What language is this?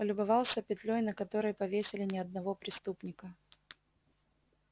Russian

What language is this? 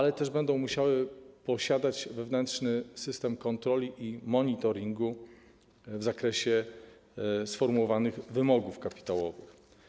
Polish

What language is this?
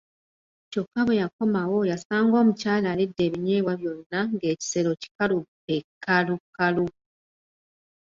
Ganda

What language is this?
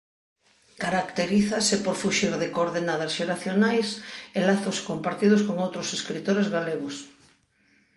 Galician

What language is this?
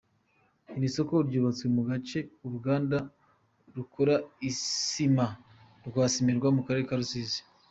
Kinyarwanda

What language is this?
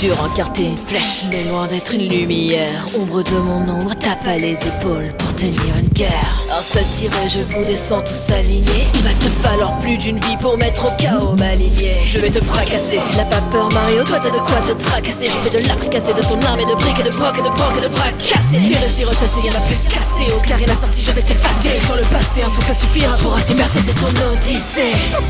Portuguese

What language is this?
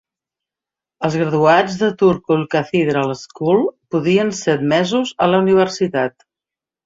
Catalan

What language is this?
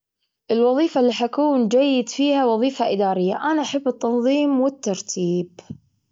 Gulf Arabic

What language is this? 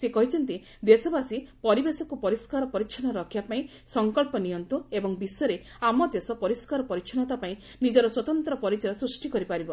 Odia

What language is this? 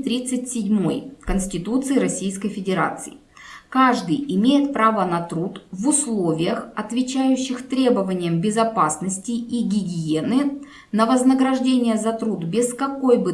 Russian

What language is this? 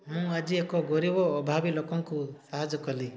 Odia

